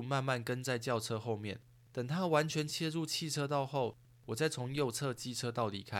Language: Chinese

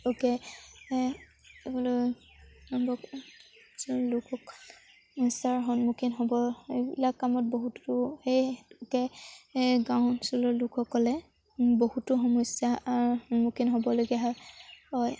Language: Assamese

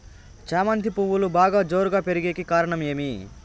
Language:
Telugu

